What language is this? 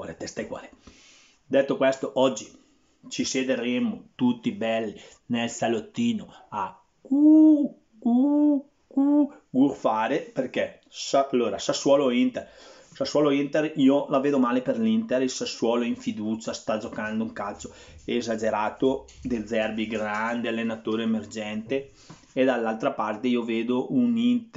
Italian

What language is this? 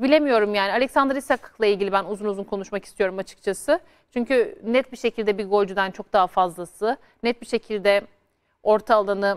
Turkish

